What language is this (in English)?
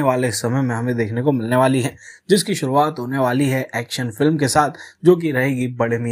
Hindi